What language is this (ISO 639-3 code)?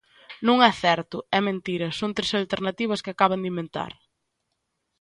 glg